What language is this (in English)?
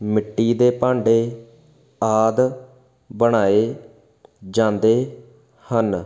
Punjabi